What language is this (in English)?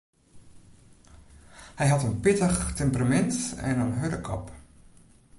Western Frisian